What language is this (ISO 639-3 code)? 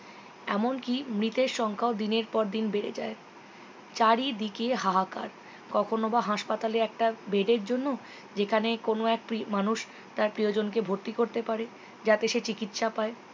ben